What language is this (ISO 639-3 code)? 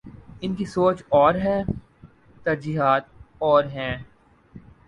urd